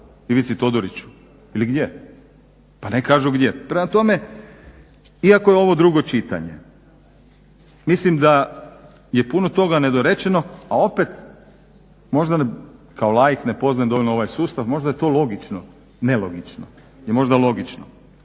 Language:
Croatian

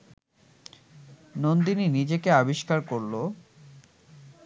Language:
Bangla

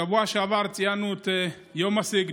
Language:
Hebrew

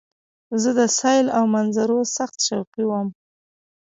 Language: Pashto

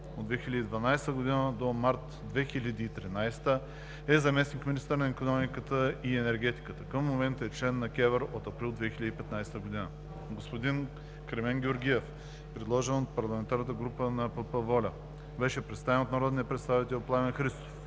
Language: Bulgarian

